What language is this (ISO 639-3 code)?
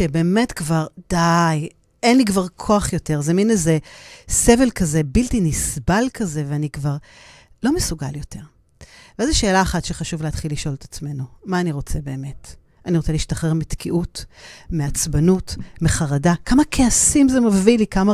heb